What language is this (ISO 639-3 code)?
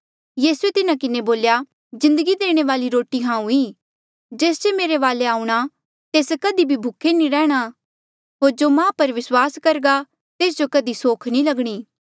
mjl